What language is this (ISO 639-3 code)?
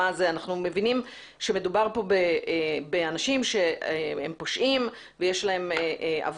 heb